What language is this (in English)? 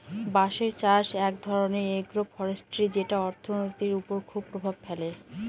Bangla